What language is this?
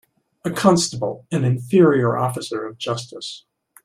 English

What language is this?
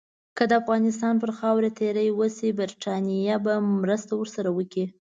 Pashto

